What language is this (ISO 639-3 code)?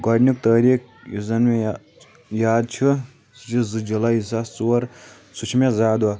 kas